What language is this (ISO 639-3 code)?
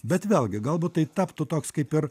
lit